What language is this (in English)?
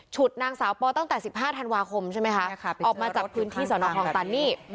Thai